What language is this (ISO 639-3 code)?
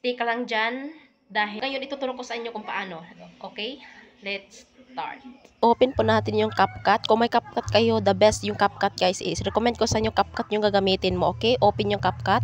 fil